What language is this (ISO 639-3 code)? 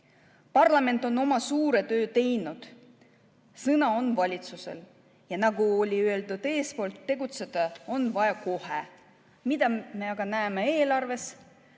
est